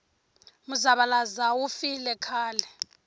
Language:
Tsonga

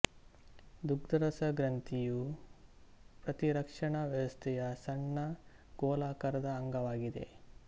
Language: Kannada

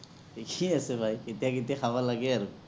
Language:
Assamese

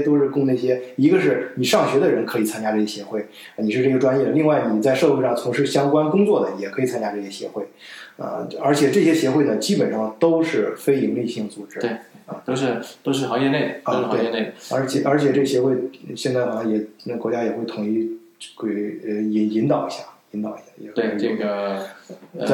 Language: Chinese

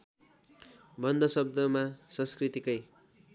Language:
Nepali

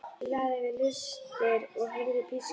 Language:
Icelandic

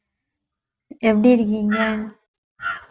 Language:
Tamil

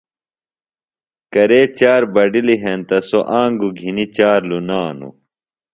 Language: Phalura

